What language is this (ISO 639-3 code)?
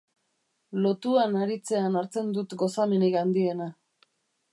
eus